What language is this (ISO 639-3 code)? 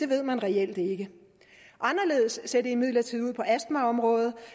dan